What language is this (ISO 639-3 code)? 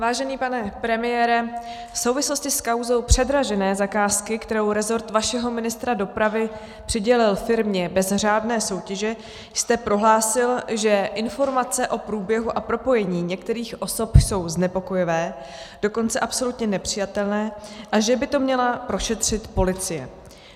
ces